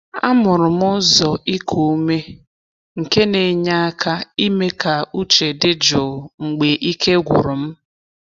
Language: Igbo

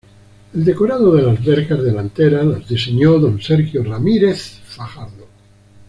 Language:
Spanish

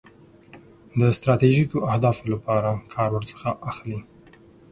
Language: Pashto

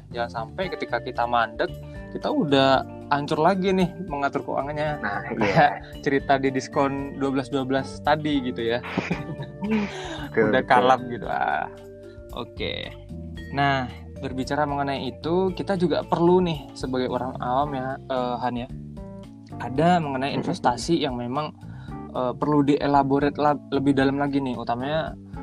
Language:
Indonesian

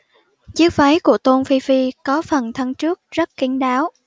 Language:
Vietnamese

